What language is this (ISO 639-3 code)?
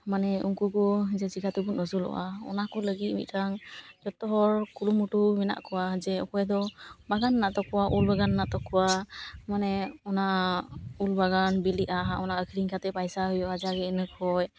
sat